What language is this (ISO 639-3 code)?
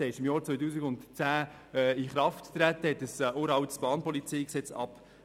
gsw